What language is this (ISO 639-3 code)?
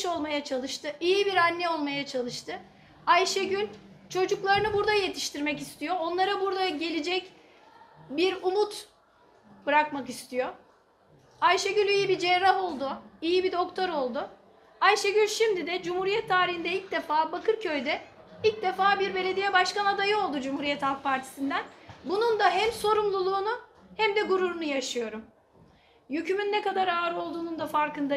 tur